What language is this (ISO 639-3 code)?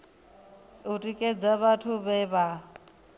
ven